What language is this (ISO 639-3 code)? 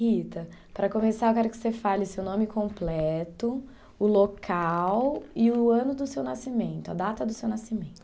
por